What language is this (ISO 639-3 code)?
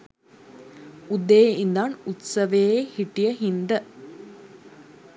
sin